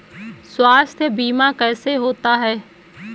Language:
Hindi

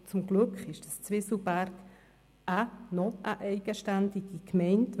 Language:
Swiss German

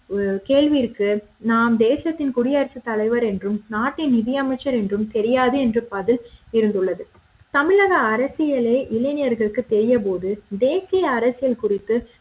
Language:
Tamil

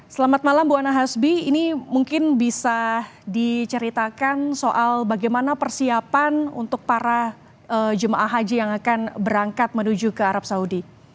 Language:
Indonesian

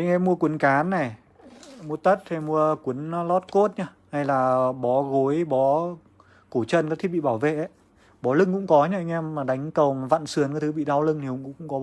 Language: Vietnamese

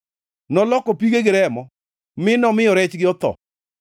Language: Luo (Kenya and Tanzania)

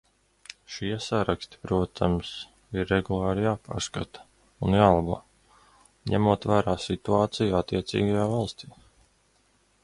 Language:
Latvian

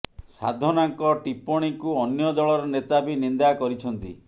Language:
Odia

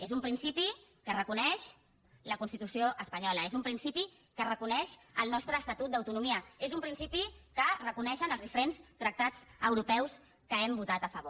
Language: Catalan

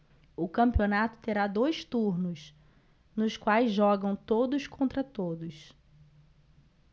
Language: Portuguese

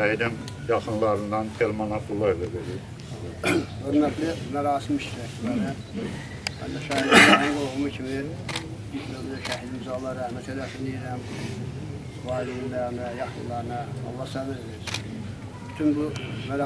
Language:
Turkish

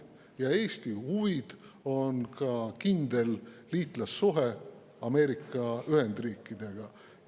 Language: Estonian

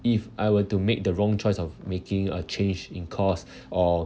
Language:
English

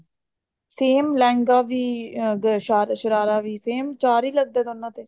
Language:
Punjabi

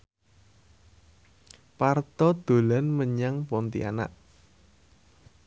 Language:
Javanese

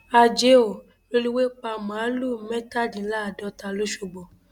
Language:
Yoruba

